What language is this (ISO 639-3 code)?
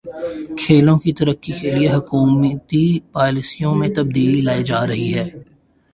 urd